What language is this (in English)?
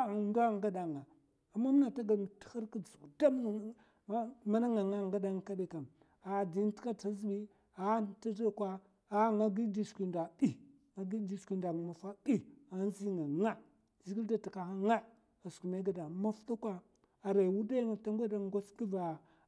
Mafa